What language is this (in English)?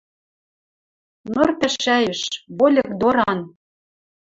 Western Mari